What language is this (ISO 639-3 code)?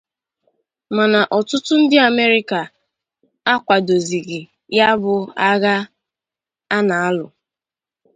ibo